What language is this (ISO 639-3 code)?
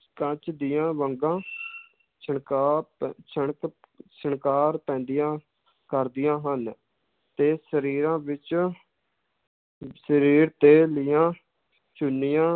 pan